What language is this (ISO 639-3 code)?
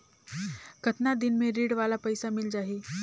hne